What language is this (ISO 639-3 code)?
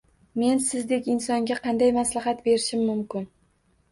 uzb